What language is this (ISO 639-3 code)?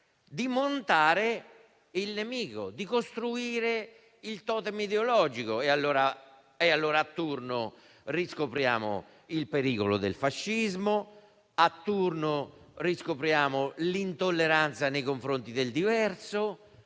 ita